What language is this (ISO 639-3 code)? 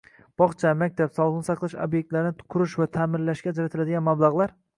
uzb